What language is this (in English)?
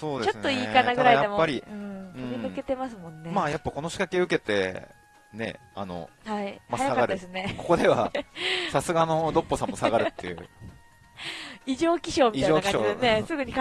Japanese